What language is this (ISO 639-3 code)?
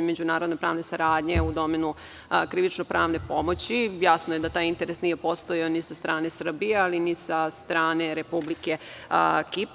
srp